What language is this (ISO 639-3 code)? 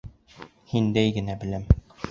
bak